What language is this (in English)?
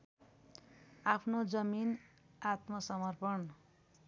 Nepali